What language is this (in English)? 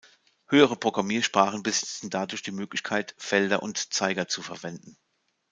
German